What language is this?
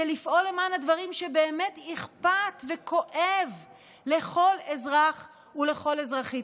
Hebrew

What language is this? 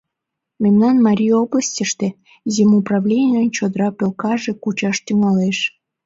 Mari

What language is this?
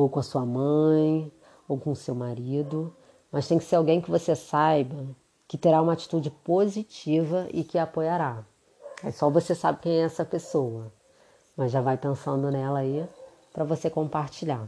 Portuguese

